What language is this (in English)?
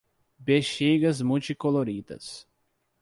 Portuguese